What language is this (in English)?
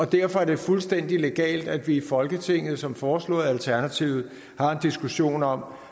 Danish